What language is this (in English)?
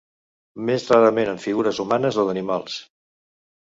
Catalan